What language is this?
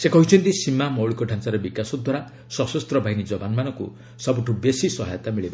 Odia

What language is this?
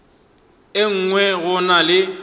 Northern Sotho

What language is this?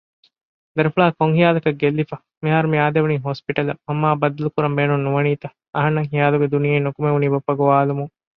Divehi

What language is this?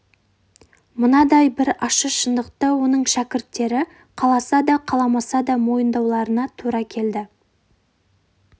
Kazakh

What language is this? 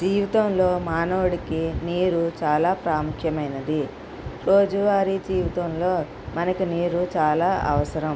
Telugu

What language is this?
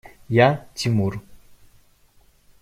Russian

